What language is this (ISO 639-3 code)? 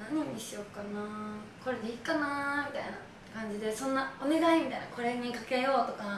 jpn